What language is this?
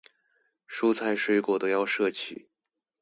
Chinese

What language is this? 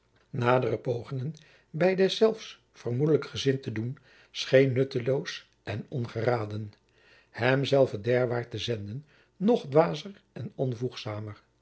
Dutch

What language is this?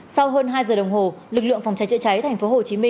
Vietnamese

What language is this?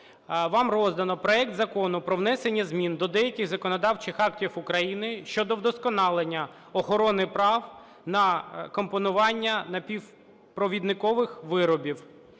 Ukrainian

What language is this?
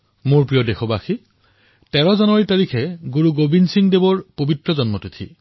Assamese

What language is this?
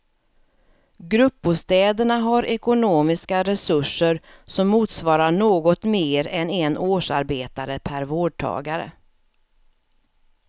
Swedish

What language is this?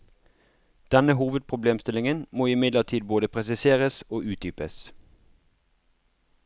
Norwegian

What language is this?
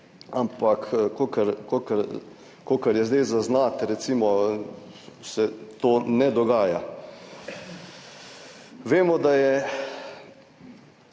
Slovenian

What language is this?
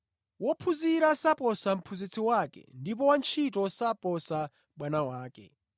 Nyanja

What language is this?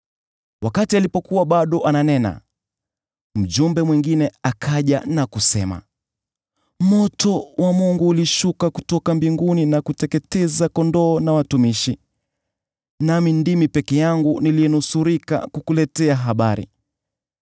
Swahili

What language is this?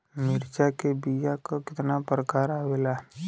Bhojpuri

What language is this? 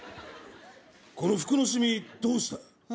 Japanese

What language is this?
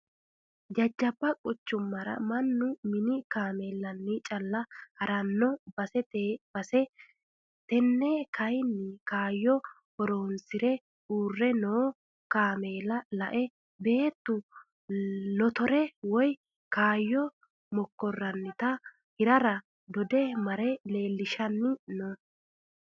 Sidamo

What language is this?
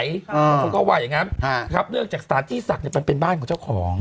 Thai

